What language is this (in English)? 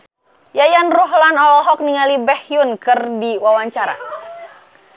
Sundanese